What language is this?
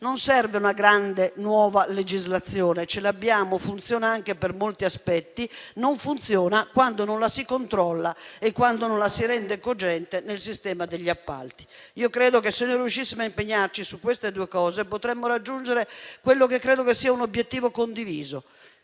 Italian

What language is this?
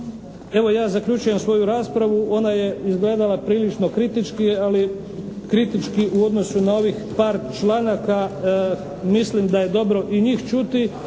Croatian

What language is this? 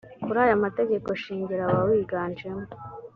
Kinyarwanda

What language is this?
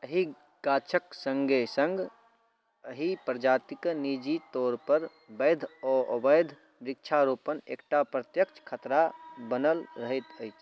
Maithili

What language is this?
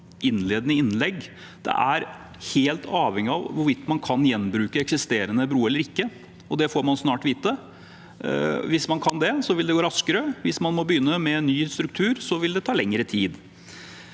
Norwegian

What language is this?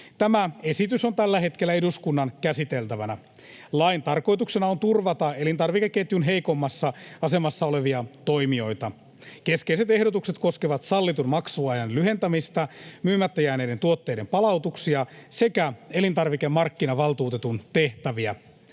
Finnish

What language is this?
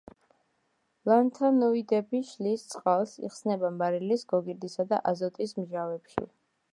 Georgian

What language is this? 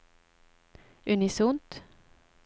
Norwegian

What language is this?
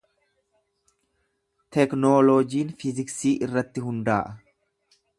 Oromo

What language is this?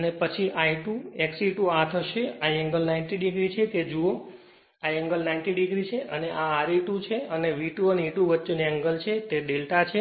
Gujarati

